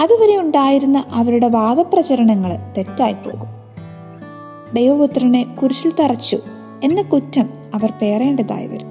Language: Malayalam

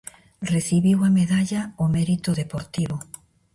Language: Galician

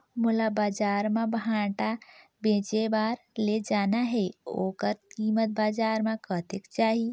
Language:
Chhattisgarhi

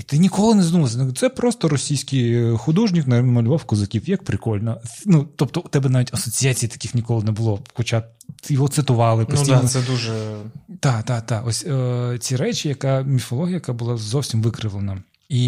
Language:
Ukrainian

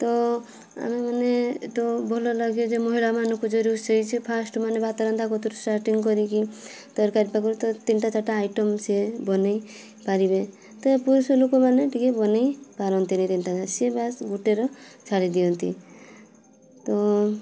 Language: Odia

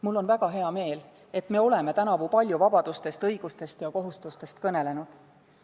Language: Estonian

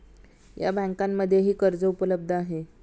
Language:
Marathi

